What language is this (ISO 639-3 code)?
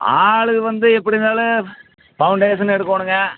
tam